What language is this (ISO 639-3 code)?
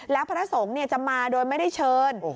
tha